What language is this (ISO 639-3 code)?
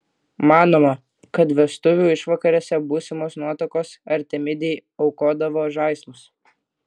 lit